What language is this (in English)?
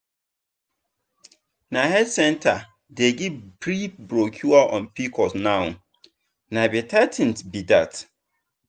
Nigerian Pidgin